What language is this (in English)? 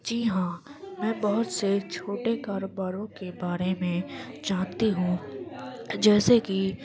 Urdu